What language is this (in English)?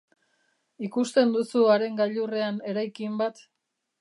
Basque